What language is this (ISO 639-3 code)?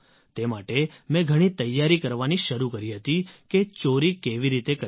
guj